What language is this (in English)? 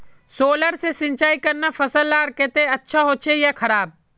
Magahi